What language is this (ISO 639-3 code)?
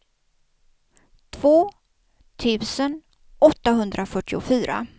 swe